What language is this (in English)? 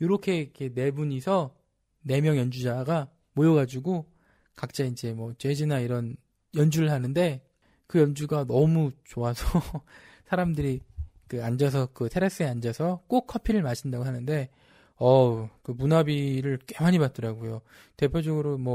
Korean